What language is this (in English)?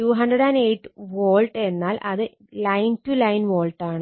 Malayalam